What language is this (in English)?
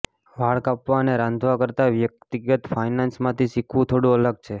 Gujarati